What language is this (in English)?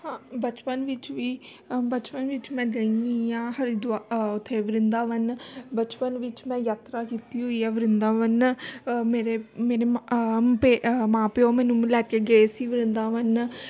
Punjabi